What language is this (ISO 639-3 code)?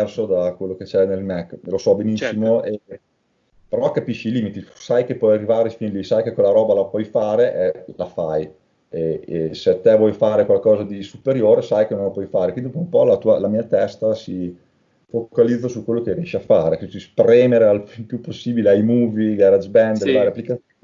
ita